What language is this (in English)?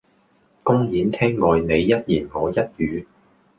Cantonese